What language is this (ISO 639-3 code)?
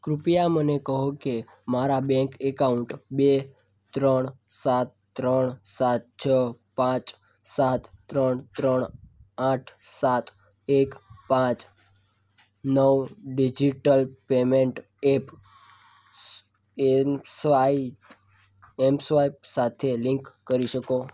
guj